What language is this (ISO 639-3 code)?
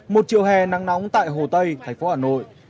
vie